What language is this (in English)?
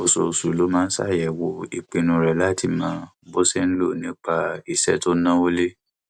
Yoruba